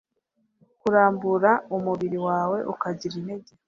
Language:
Kinyarwanda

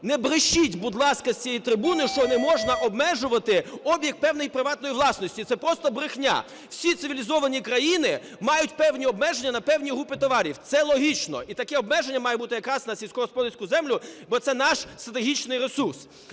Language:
Ukrainian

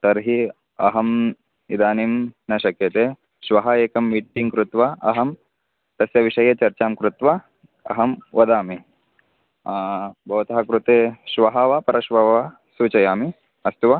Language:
Sanskrit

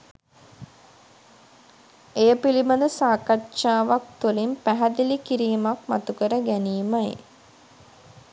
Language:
Sinhala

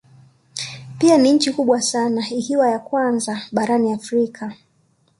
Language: Swahili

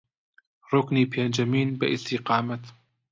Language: Central Kurdish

